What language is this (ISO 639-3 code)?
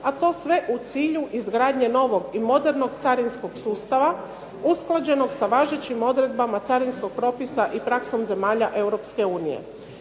hrv